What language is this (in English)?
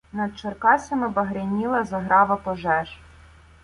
Ukrainian